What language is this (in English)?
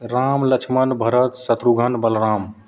Maithili